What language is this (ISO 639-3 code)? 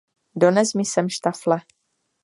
ces